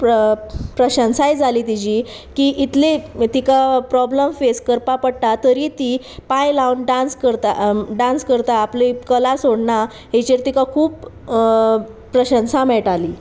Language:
Konkani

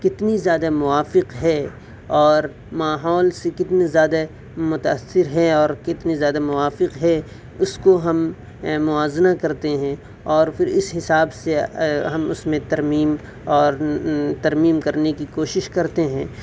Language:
Urdu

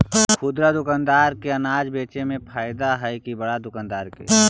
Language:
Magahi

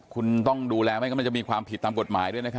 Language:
Thai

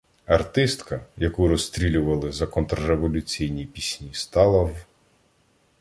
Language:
Ukrainian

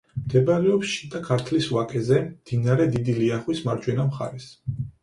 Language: Georgian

